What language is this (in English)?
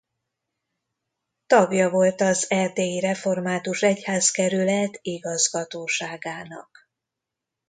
Hungarian